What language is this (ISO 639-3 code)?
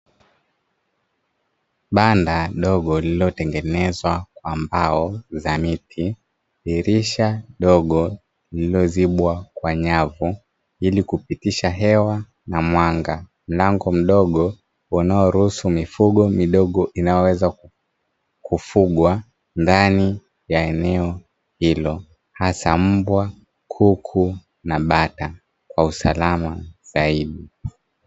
swa